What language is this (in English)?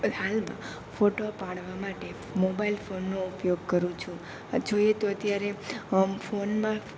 Gujarati